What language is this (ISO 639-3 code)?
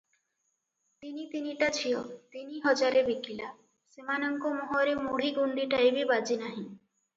ori